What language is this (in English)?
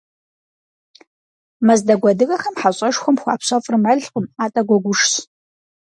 Kabardian